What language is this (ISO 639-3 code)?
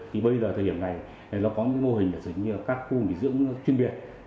vie